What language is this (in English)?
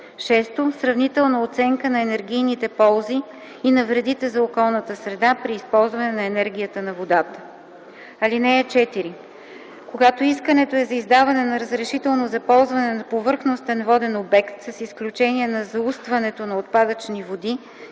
Bulgarian